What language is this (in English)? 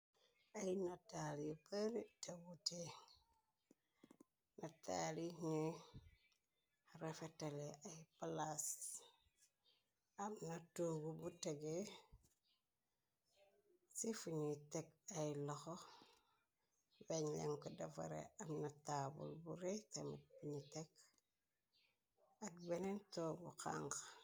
Wolof